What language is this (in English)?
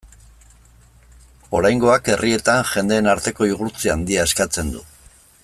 Basque